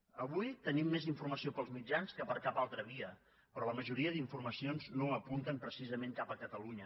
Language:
Catalan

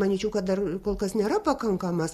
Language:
Lithuanian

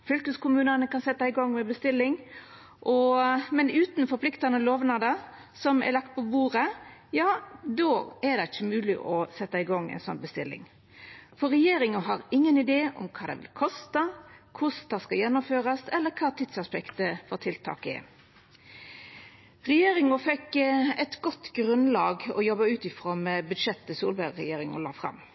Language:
Norwegian Nynorsk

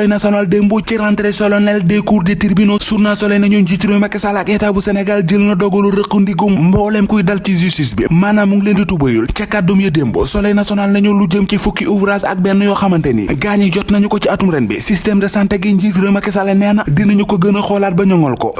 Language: Indonesian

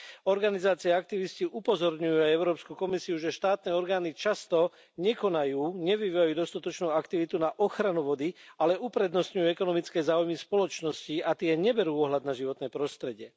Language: Slovak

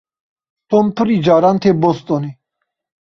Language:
Kurdish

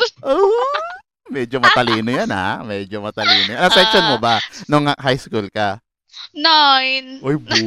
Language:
Filipino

